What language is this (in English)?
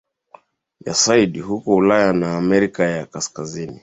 Swahili